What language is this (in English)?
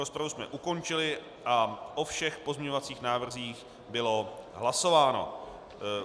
Czech